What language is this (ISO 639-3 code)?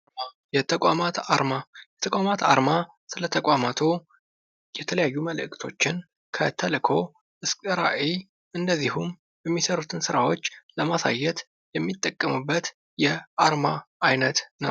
amh